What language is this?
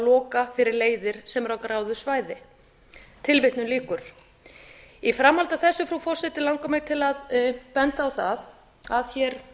Icelandic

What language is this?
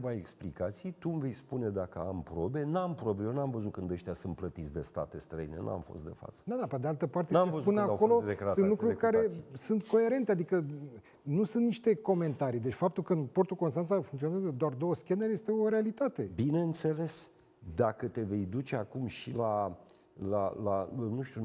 Romanian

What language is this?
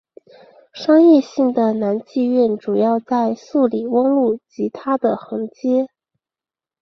Chinese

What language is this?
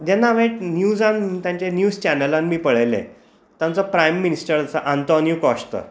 Konkani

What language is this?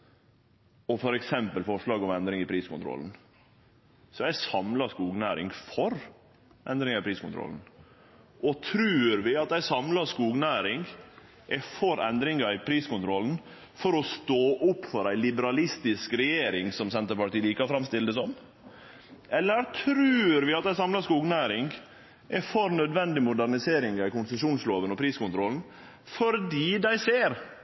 Norwegian Nynorsk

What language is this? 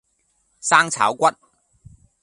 Cantonese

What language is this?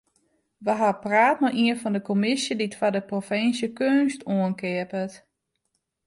Western Frisian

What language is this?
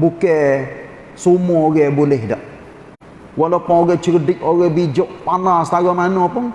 Malay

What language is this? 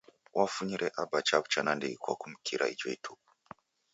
Taita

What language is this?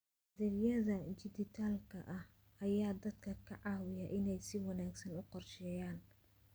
Somali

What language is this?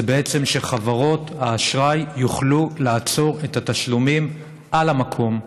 Hebrew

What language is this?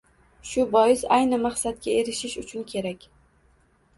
Uzbek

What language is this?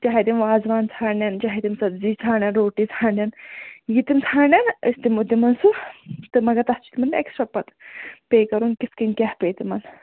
Kashmiri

